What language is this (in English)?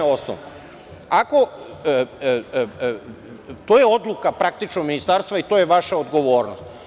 Serbian